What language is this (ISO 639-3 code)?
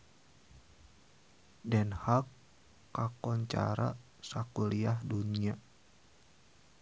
sun